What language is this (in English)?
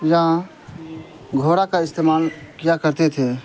Urdu